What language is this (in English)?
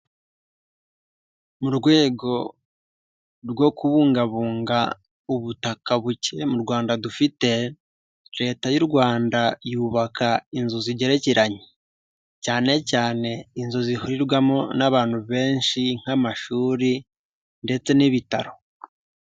Kinyarwanda